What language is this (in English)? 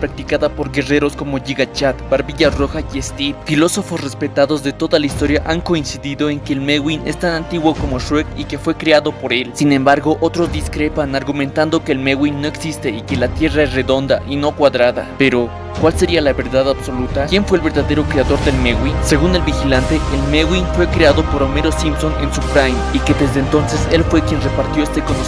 Spanish